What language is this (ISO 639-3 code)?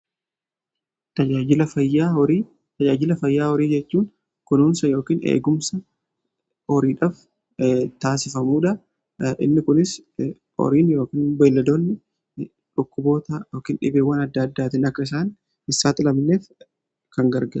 orm